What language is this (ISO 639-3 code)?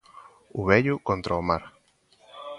glg